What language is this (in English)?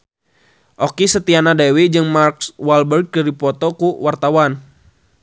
Sundanese